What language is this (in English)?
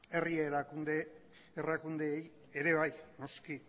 Basque